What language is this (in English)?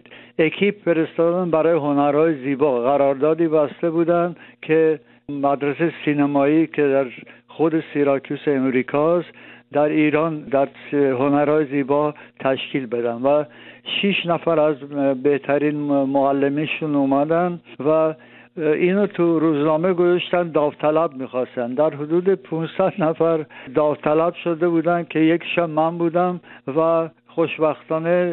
Persian